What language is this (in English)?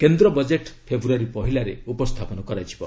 Odia